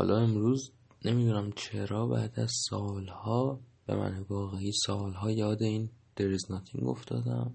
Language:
Persian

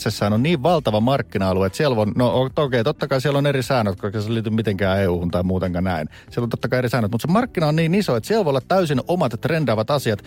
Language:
Finnish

